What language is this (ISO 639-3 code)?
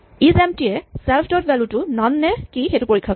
asm